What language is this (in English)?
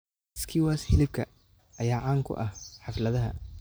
Somali